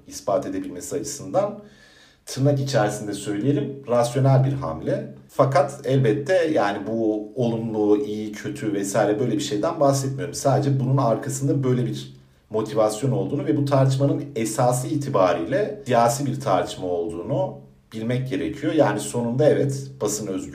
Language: Turkish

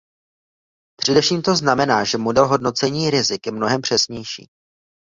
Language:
Czech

